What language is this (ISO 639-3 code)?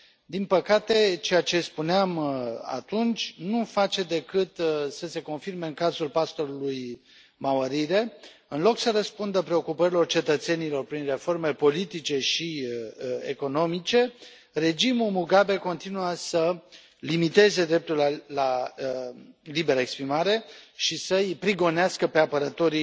ron